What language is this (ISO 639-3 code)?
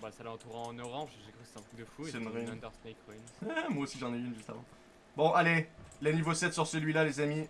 fra